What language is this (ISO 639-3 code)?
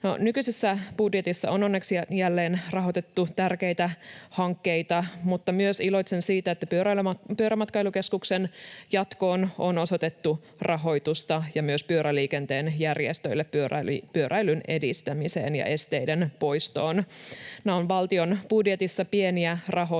fin